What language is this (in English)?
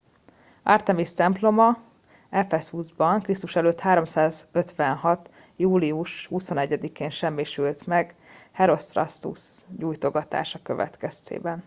Hungarian